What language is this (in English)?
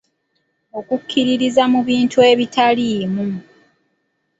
Ganda